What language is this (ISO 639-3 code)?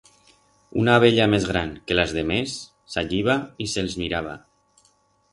arg